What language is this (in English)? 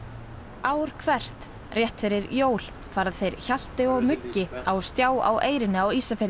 Icelandic